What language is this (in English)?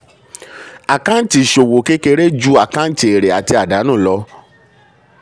Yoruba